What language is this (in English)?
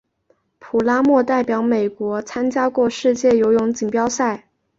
Chinese